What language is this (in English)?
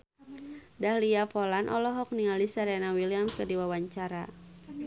Sundanese